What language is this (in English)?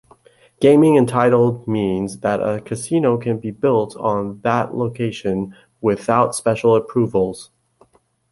English